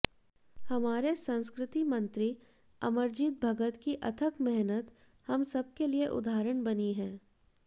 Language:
Hindi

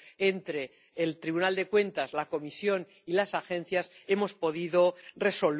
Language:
Spanish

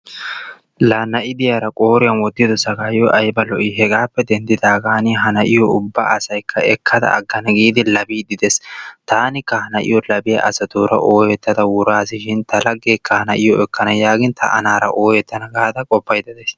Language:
Wolaytta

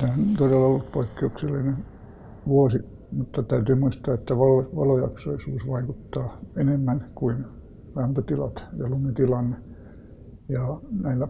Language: Finnish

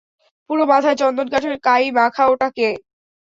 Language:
Bangla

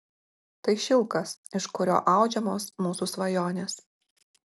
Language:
Lithuanian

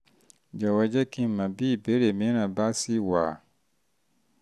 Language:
Yoruba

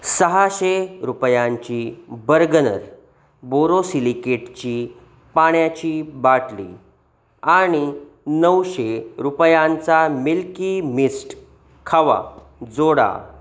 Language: Marathi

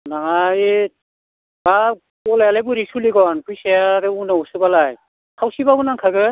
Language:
Bodo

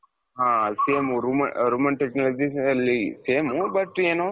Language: Kannada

